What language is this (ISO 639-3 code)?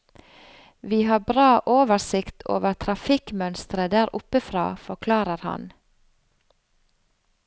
nor